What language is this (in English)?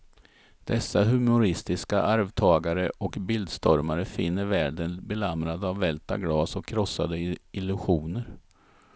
Swedish